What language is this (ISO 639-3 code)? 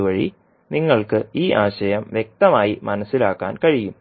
mal